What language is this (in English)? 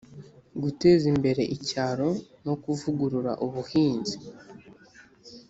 Kinyarwanda